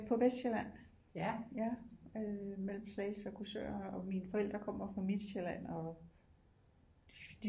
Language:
Danish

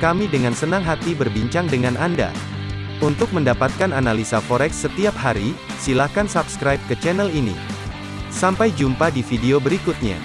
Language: Indonesian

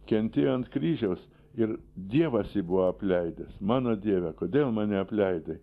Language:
Lithuanian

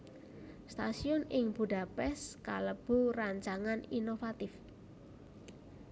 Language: Javanese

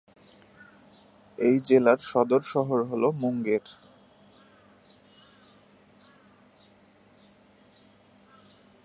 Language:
Bangla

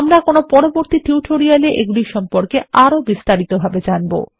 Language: Bangla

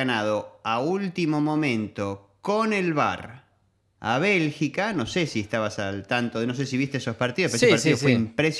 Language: Spanish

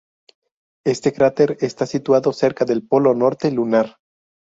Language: Spanish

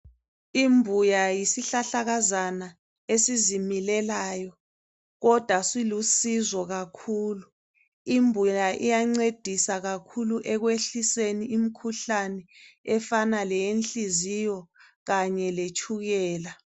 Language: North Ndebele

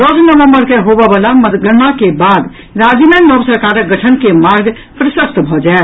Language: Maithili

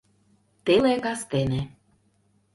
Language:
Mari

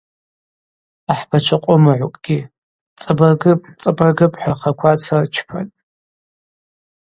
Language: Abaza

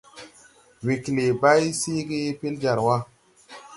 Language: Tupuri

